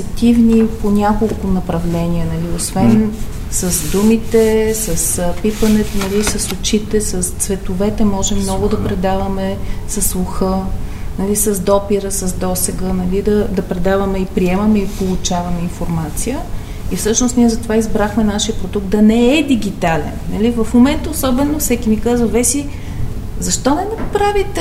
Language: Bulgarian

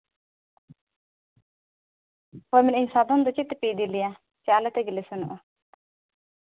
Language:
Santali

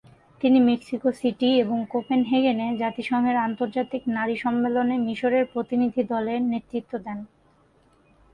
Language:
Bangla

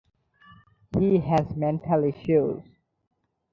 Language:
English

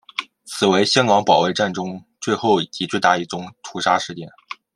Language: Chinese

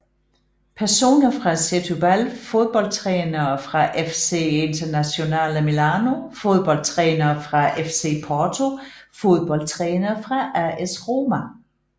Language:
Danish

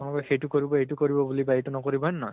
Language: Assamese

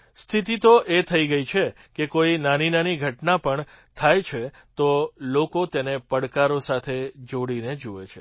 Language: Gujarati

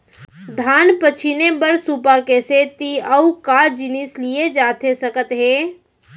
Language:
Chhattisgarhi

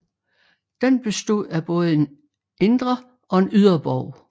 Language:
Danish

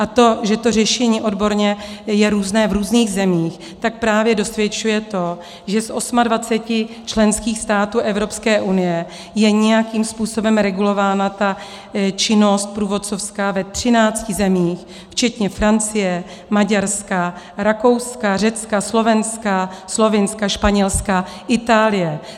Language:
Czech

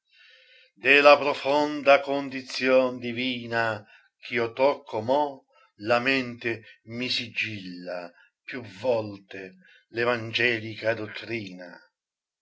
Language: Italian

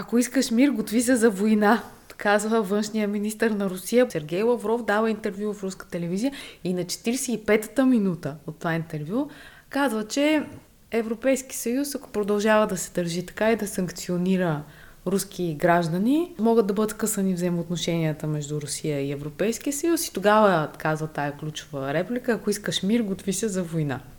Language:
Bulgarian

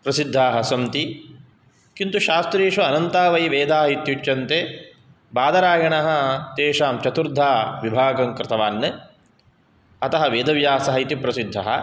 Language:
Sanskrit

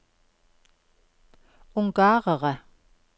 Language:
Norwegian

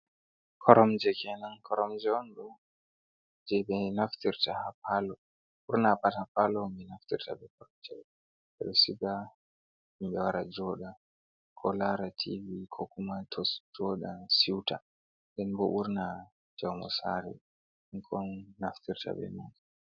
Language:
Fula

